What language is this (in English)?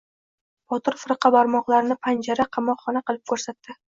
Uzbek